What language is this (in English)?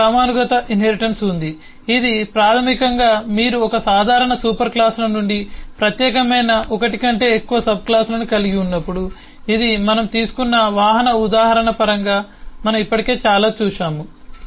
Telugu